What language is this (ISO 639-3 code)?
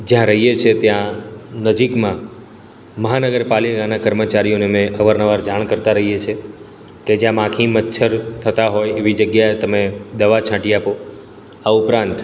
guj